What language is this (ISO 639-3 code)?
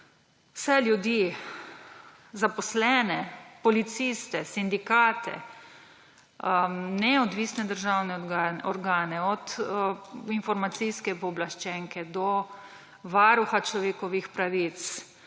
slv